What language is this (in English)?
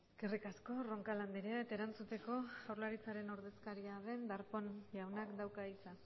Basque